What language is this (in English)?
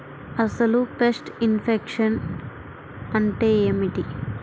Telugu